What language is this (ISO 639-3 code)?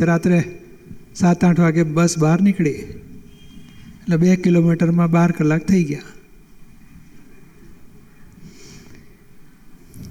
guj